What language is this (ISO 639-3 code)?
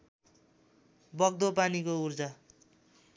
nep